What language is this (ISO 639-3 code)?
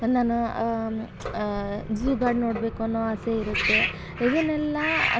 kan